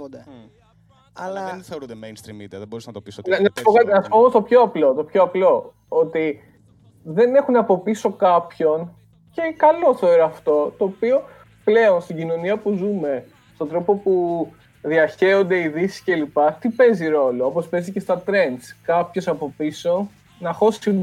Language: Greek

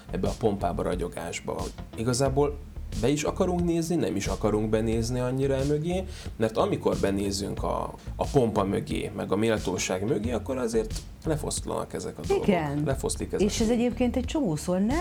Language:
Hungarian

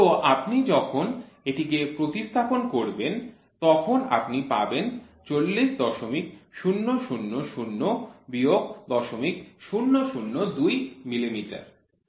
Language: Bangla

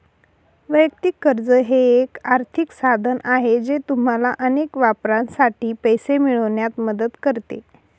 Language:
Marathi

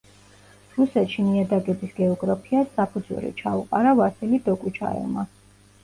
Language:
Georgian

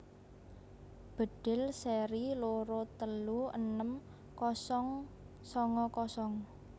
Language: Javanese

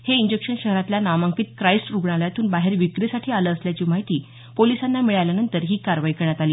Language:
Marathi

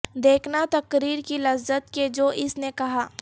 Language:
Urdu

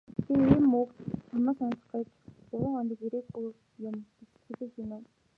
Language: Mongolian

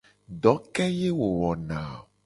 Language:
Gen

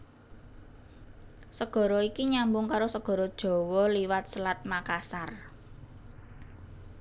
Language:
Javanese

